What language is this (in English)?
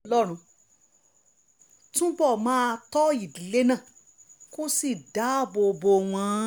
Yoruba